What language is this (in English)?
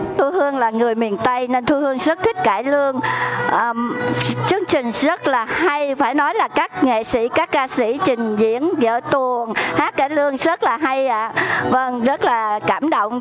Vietnamese